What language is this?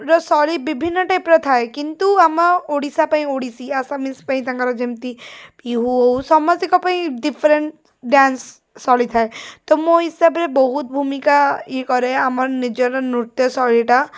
Odia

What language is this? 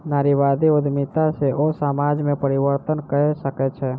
Maithili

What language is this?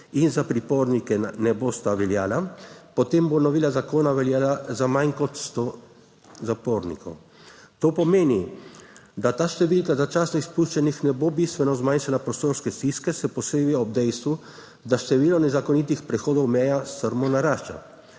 Slovenian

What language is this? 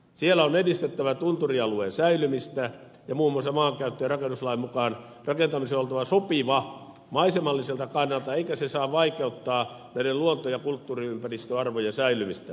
Finnish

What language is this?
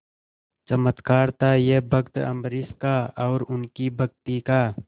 Hindi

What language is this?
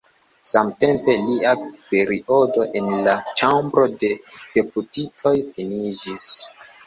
Esperanto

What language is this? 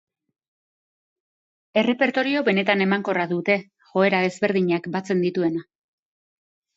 Basque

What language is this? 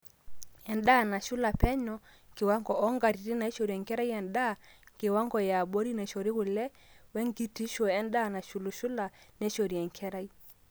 Masai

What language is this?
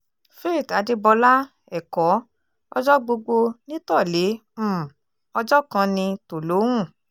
Yoruba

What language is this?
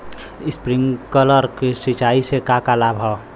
Bhojpuri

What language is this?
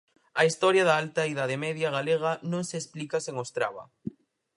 Galician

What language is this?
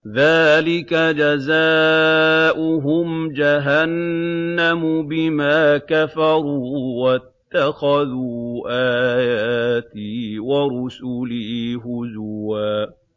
Arabic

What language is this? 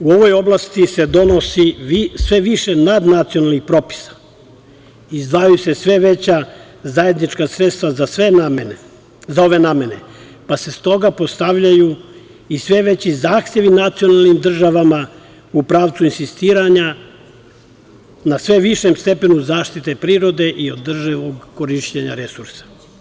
Serbian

